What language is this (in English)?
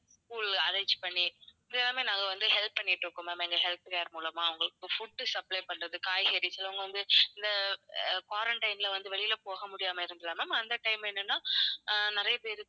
Tamil